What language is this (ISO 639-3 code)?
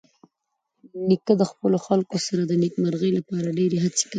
pus